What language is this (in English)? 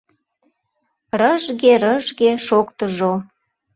Mari